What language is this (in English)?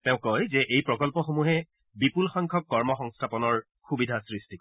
Assamese